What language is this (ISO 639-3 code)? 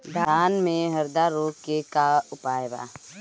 bho